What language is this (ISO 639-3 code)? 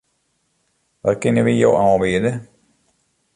fry